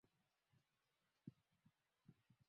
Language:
Swahili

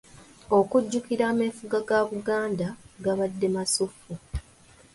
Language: Ganda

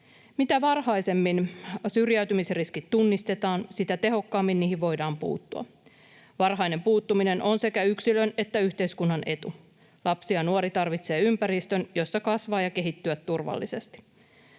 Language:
Finnish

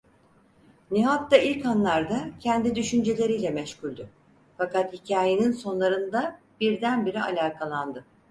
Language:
Turkish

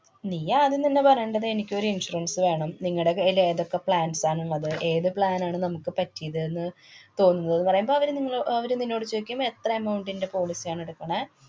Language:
Malayalam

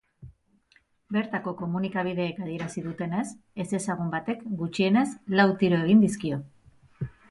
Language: Basque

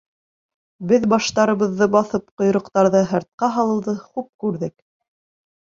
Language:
Bashkir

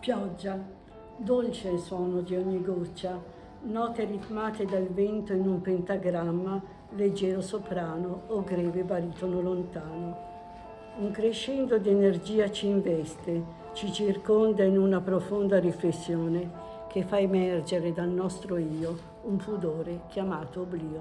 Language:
Italian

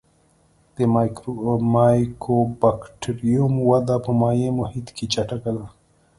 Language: Pashto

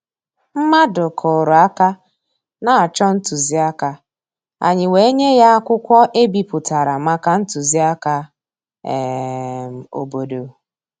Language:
Igbo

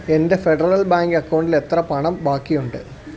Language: Malayalam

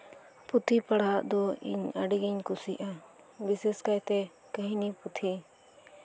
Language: Santali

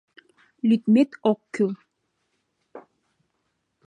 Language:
Mari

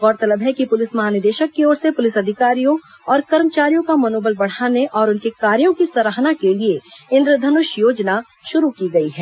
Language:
Hindi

